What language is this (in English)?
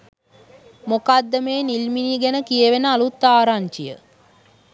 Sinhala